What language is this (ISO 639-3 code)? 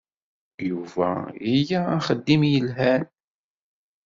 kab